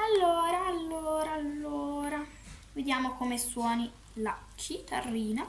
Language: Italian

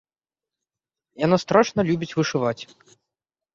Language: Belarusian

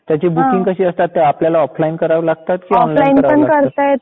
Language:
Marathi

